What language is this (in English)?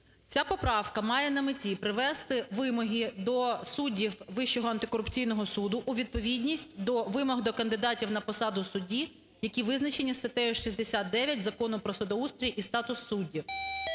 Ukrainian